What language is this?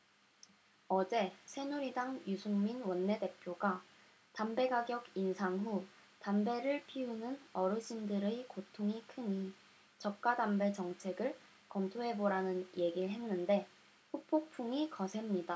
Korean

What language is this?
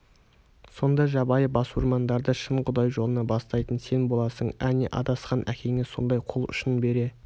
Kazakh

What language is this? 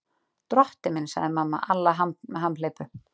Icelandic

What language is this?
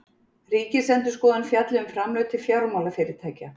Icelandic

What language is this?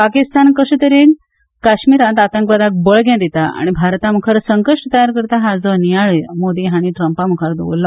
Konkani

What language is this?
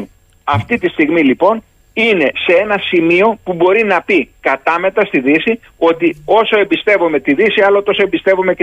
Greek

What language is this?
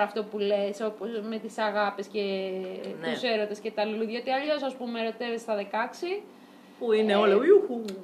Greek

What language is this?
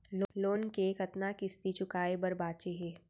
Chhattisgarhi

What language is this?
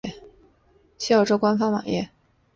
Chinese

